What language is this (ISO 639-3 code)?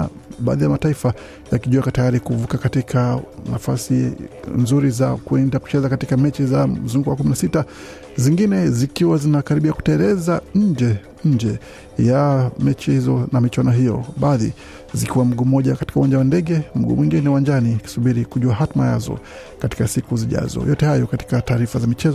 swa